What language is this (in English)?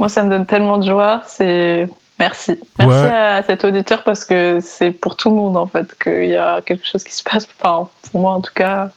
French